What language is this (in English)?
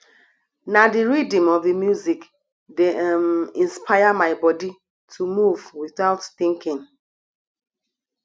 Nigerian Pidgin